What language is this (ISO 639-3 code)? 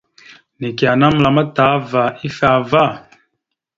mxu